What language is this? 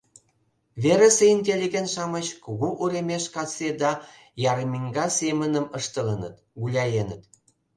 Mari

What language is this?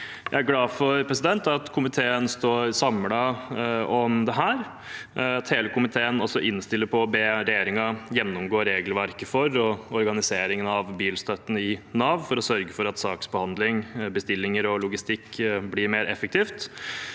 Norwegian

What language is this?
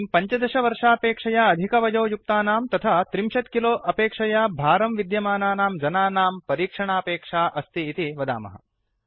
Sanskrit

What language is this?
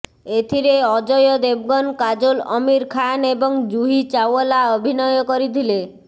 Odia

